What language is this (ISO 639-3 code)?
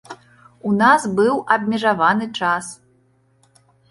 bel